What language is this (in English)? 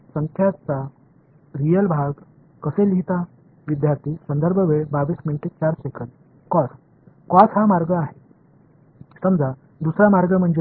Tamil